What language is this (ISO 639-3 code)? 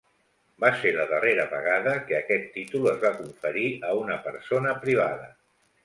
cat